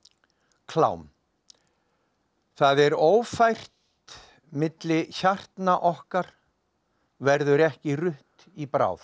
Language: Icelandic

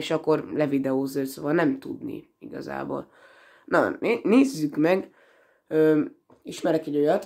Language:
Hungarian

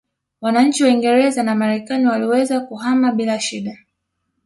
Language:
Swahili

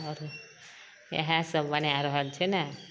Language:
Maithili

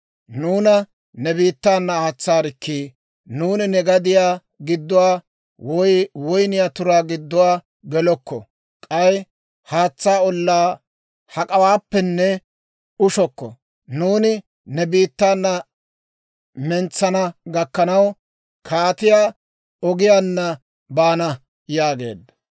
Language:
Dawro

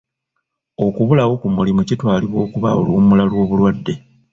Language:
Ganda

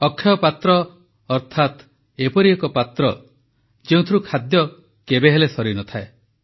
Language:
Odia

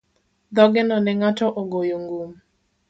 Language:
Luo (Kenya and Tanzania)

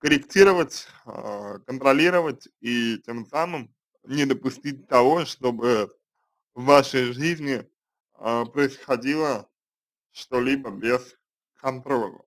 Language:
Russian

